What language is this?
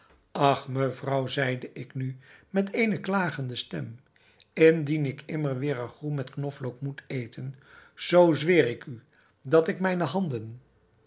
Dutch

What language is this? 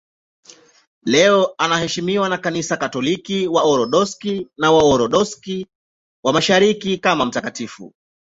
Swahili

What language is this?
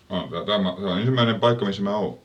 Finnish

